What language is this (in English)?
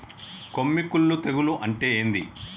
Telugu